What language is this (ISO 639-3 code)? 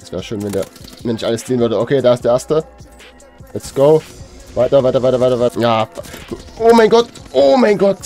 deu